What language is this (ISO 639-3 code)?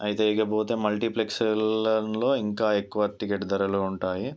tel